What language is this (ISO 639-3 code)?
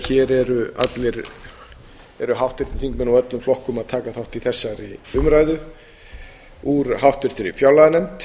isl